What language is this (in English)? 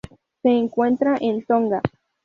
Spanish